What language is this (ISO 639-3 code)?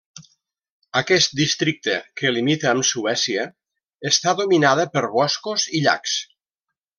cat